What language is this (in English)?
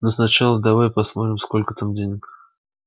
Russian